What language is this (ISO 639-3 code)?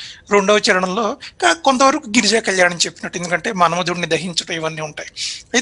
hin